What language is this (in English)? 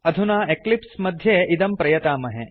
Sanskrit